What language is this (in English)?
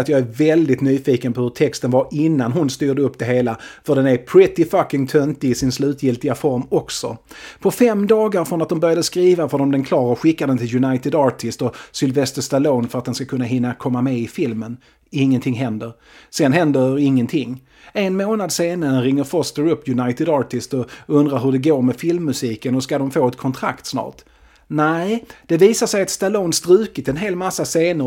Swedish